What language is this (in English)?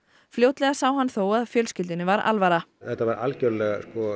Icelandic